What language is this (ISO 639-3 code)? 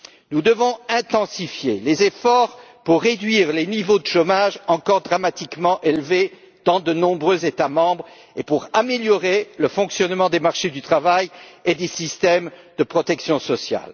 fra